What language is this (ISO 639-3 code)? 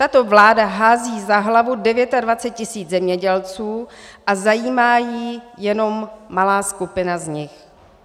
ces